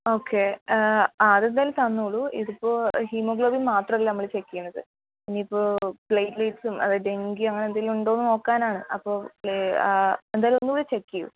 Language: Malayalam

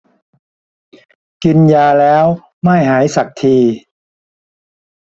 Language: Thai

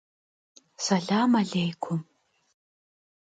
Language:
Kabardian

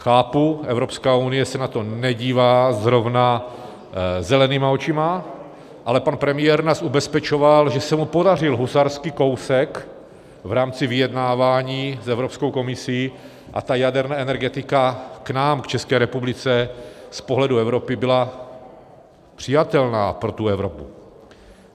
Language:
Czech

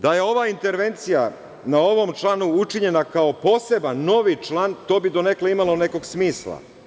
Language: Serbian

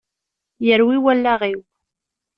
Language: Kabyle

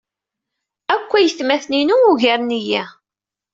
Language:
Kabyle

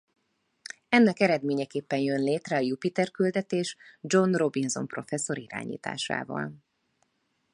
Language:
Hungarian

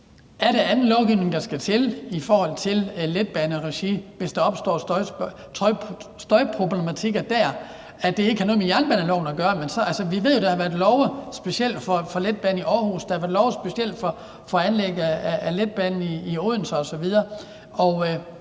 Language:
Danish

